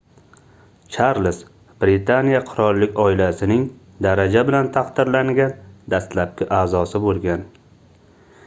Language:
Uzbek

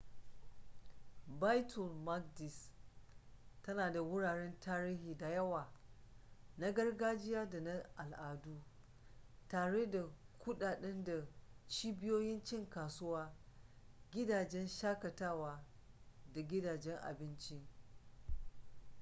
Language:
Hausa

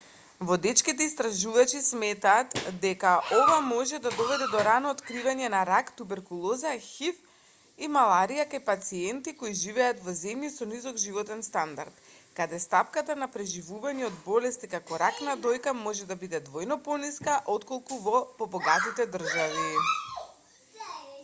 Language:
Macedonian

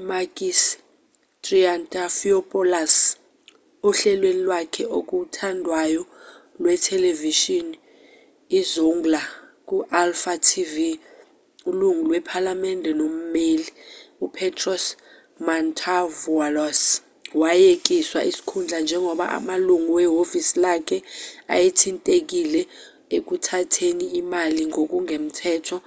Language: Zulu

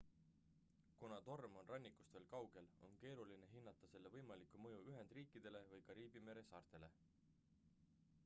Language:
Estonian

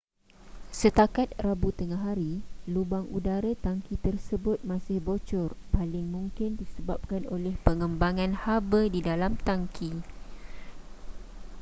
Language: Malay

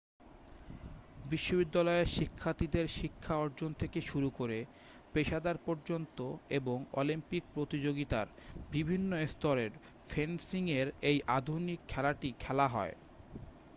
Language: Bangla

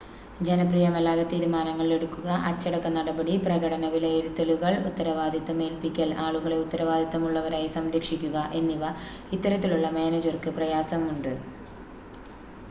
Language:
Malayalam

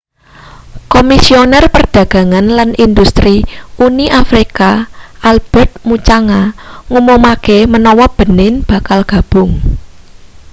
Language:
Javanese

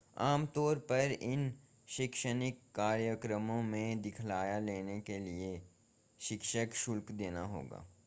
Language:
Hindi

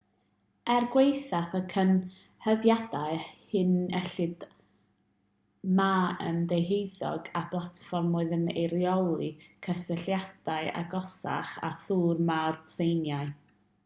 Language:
Welsh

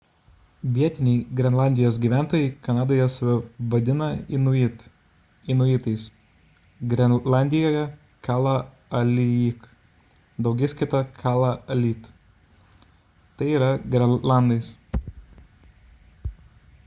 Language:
Lithuanian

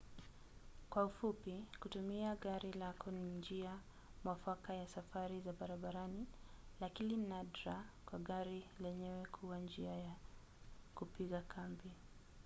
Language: Swahili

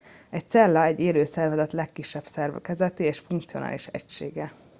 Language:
Hungarian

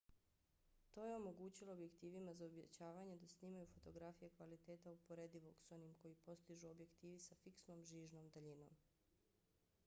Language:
Bosnian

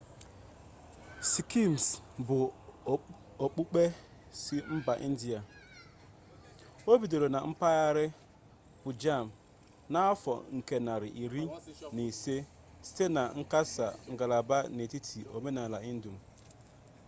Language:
Igbo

